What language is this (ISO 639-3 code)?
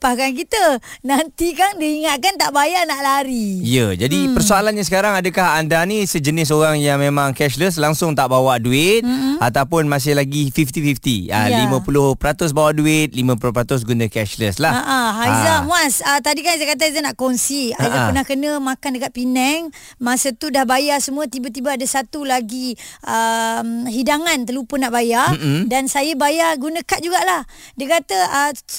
msa